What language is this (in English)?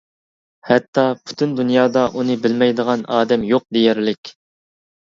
Uyghur